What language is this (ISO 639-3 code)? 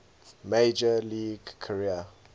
eng